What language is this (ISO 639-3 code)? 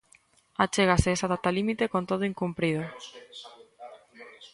glg